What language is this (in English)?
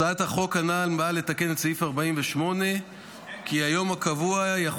Hebrew